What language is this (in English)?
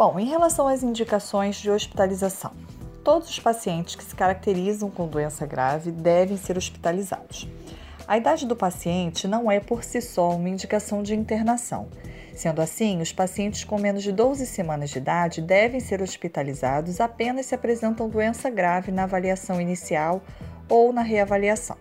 Portuguese